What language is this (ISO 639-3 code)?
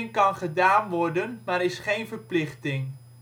nld